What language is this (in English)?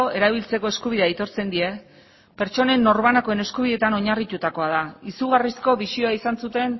Basque